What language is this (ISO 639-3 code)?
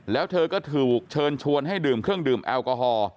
tha